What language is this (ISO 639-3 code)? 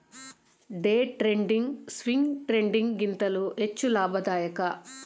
kan